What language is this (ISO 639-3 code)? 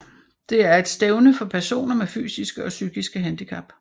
dan